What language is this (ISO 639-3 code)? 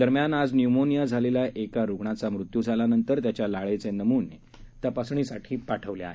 mar